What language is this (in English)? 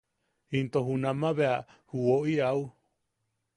Yaqui